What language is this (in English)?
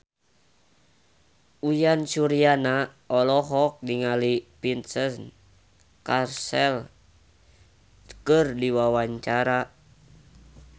Sundanese